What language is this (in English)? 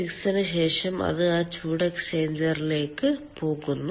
Malayalam